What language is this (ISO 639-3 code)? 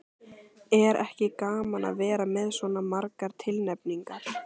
isl